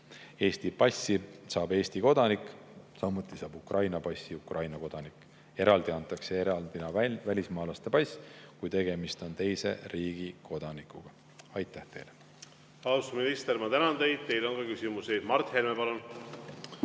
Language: Estonian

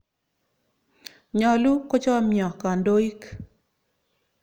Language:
Kalenjin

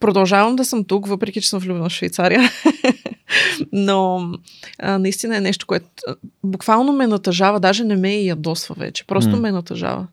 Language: Bulgarian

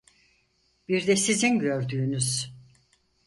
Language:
Turkish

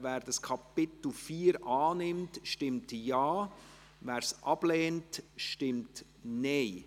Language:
Swiss German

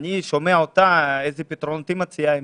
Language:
Hebrew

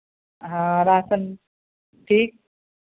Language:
Hindi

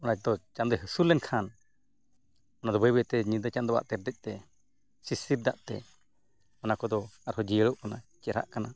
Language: Santali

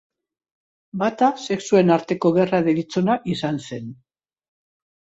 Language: Basque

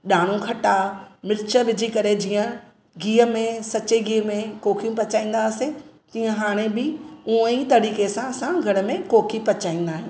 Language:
Sindhi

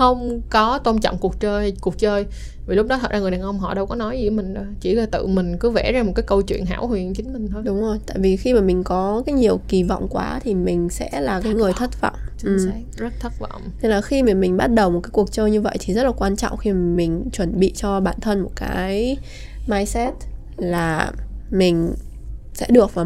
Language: Vietnamese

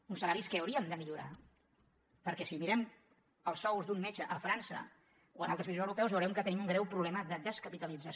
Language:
Catalan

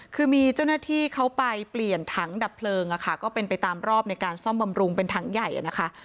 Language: Thai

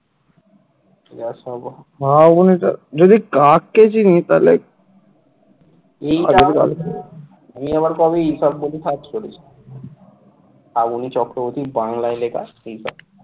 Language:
Bangla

